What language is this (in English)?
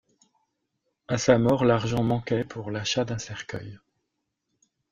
French